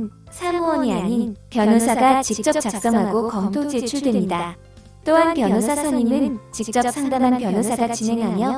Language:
Korean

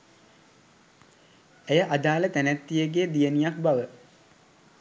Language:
Sinhala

